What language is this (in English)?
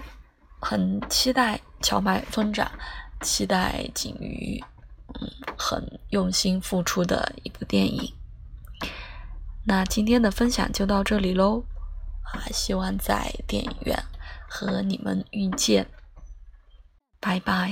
Chinese